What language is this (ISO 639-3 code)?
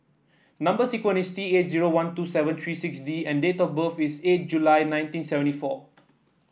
eng